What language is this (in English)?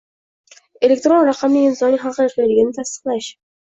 Uzbek